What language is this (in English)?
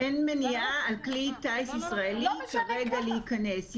Hebrew